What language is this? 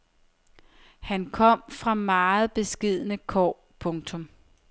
Danish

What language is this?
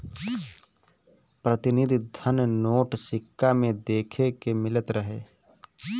Bhojpuri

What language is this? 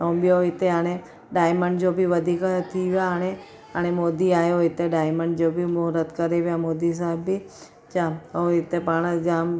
Sindhi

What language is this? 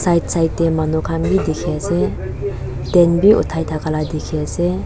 Naga Pidgin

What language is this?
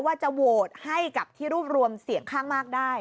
Thai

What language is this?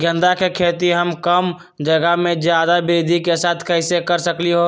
Magahi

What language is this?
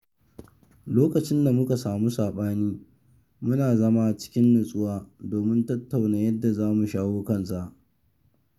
Hausa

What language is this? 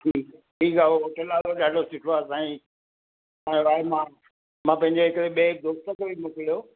Sindhi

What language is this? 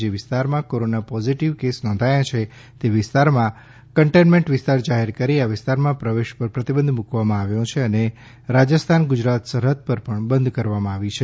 Gujarati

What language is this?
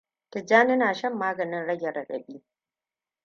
Hausa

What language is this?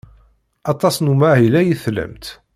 Kabyle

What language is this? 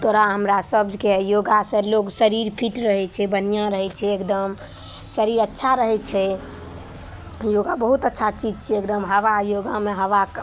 Maithili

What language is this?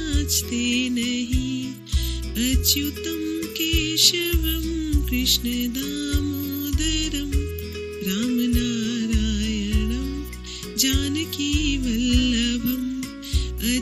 Hindi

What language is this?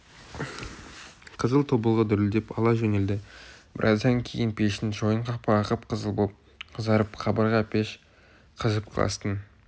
Kazakh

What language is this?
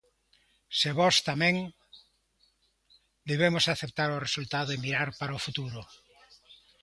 Galician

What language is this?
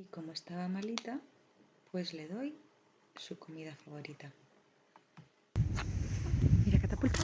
Spanish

